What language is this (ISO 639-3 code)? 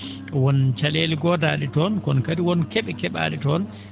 ful